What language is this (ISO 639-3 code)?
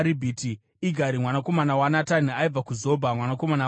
sna